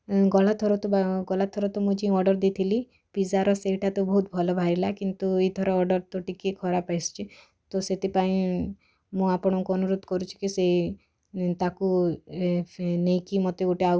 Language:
Odia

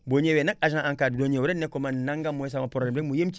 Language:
Wolof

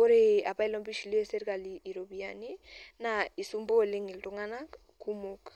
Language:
Masai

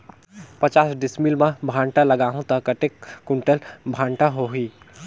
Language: Chhattisgarhi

